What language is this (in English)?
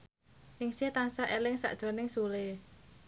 Javanese